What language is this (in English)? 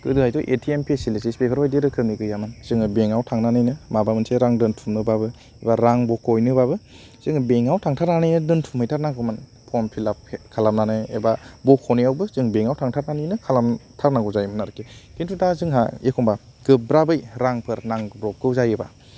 Bodo